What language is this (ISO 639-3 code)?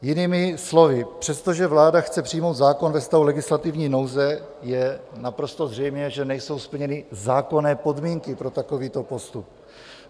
ces